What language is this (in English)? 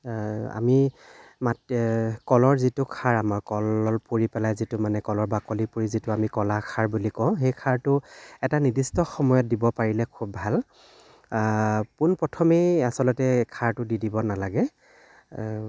Assamese